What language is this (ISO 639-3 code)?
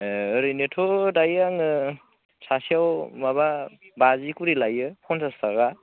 brx